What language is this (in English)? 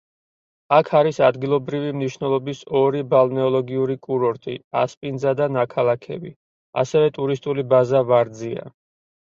Georgian